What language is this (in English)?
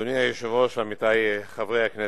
Hebrew